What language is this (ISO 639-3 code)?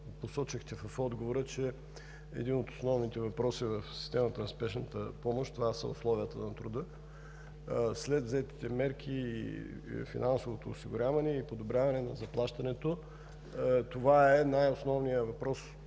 bul